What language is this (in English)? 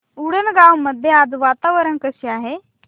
Marathi